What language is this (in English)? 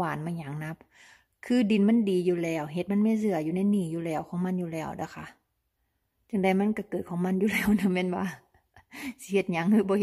Thai